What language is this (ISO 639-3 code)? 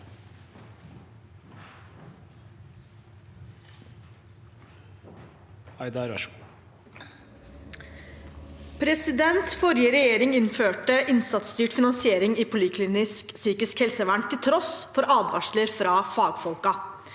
nor